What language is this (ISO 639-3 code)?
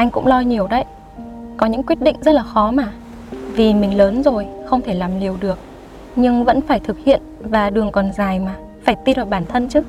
vie